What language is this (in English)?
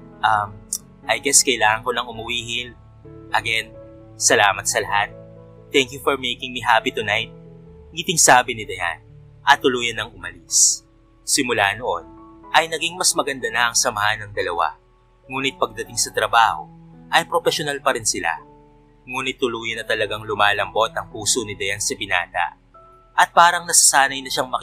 Filipino